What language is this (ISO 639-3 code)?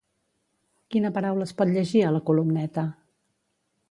cat